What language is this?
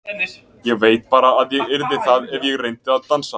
Icelandic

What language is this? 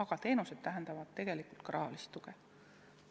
Estonian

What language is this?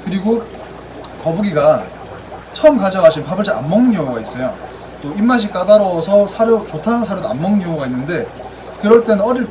Korean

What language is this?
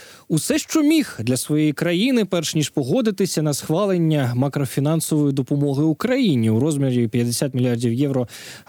Ukrainian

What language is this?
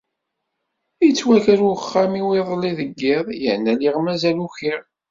Kabyle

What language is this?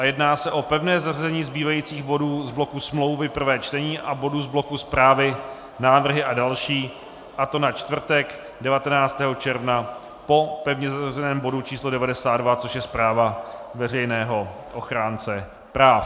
Czech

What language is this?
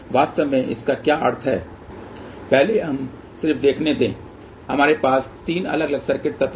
Hindi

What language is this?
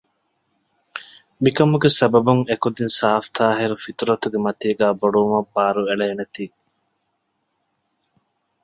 Divehi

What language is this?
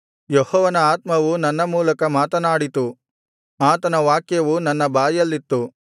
Kannada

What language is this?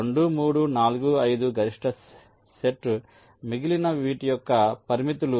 Telugu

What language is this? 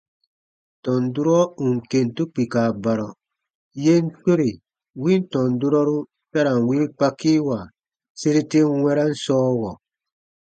Baatonum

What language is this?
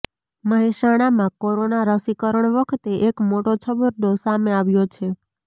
Gujarati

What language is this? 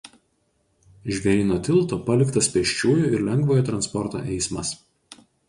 Lithuanian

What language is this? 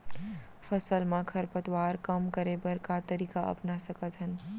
Chhattisgarhi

